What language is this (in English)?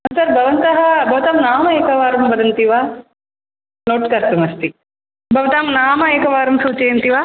Sanskrit